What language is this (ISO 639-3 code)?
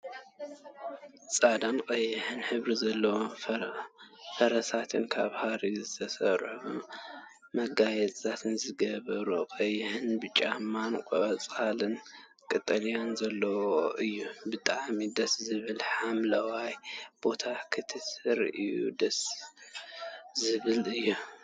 tir